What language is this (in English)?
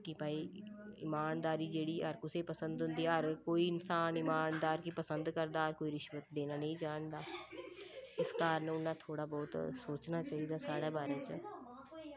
Dogri